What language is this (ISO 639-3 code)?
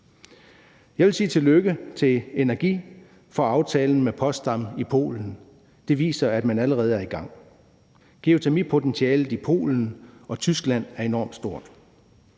dan